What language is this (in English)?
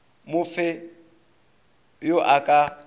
Northern Sotho